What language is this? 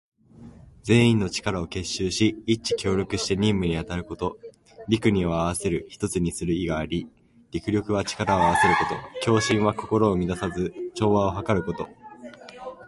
Japanese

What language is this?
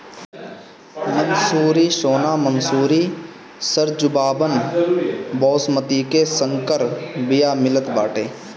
Bhojpuri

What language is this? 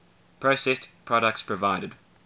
English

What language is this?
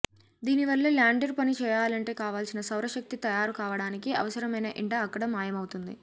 Telugu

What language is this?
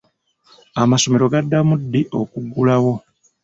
Ganda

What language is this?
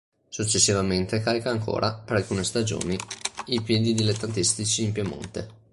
Italian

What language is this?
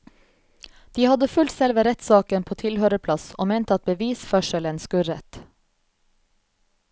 Norwegian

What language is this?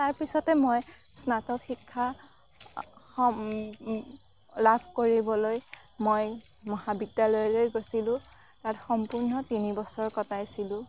Assamese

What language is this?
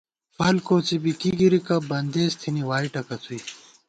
Gawar-Bati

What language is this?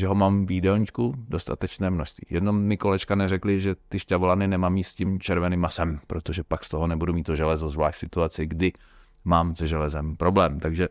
Czech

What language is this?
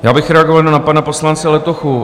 Czech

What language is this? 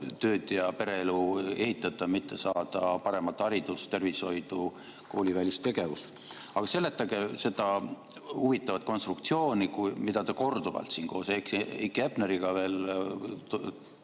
Estonian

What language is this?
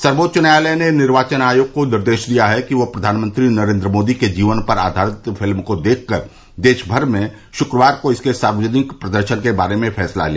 Hindi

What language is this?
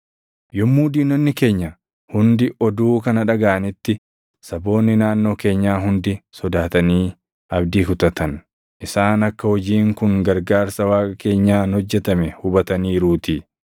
Oromo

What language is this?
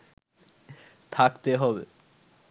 Bangla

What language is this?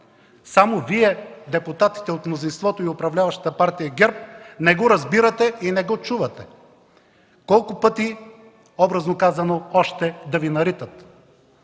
Bulgarian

